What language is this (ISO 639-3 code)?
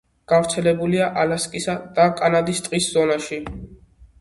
kat